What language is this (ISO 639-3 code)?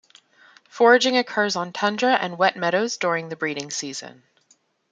eng